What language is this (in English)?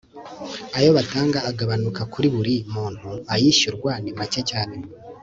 Kinyarwanda